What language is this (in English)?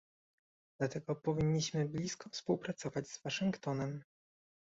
Polish